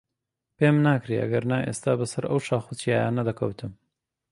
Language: Central Kurdish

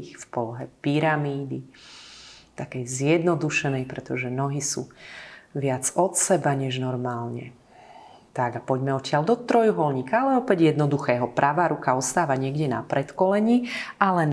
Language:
Slovak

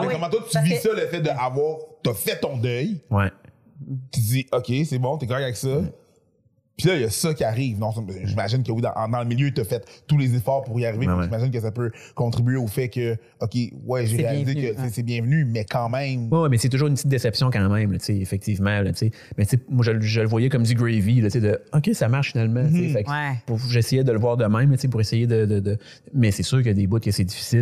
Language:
French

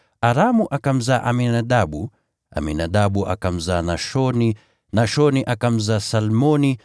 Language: Swahili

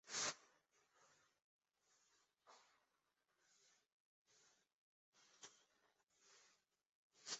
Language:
Bangla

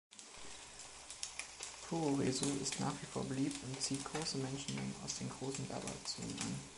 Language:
German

